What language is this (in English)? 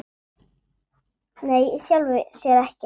Icelandic